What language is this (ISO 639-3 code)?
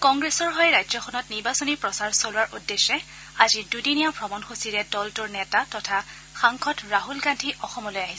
asm